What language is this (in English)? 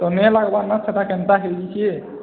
Odia